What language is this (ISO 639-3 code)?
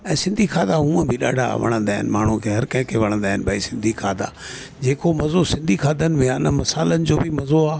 snd